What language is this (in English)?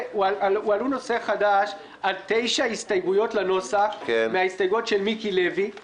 Hebrew